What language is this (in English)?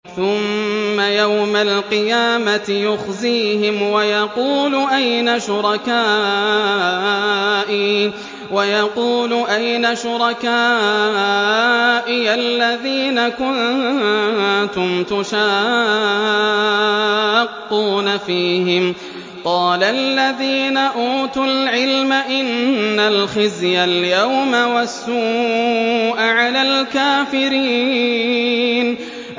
Arabic